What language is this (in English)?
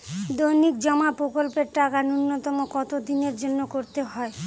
Bangla